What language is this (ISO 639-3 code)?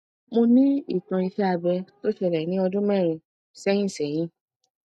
yor